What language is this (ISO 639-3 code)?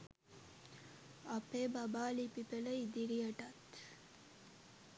sin